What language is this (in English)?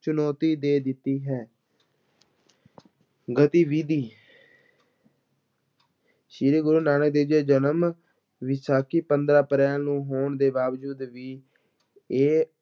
Punjabi